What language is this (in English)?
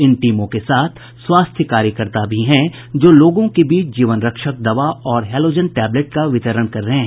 Hindi